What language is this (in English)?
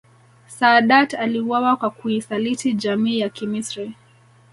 Swahili